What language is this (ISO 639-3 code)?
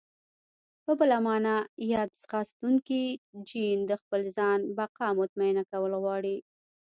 pus